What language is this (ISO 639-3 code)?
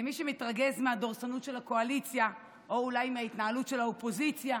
heb